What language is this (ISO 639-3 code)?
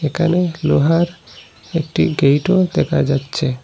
ben